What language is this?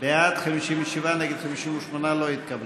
Hebrew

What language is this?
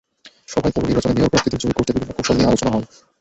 Bangla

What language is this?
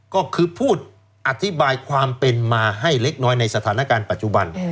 Thai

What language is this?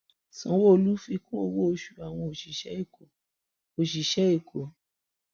Yoruba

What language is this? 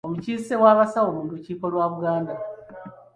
Ganda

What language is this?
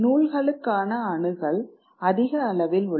Tamil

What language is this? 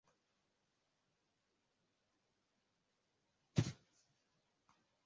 Swahili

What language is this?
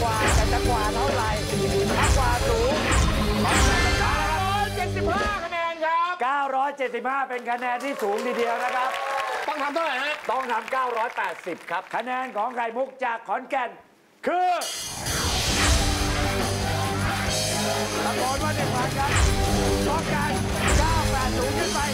Thai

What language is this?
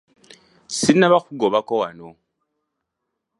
Ganda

